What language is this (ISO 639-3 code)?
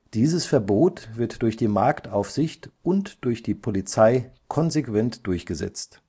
deu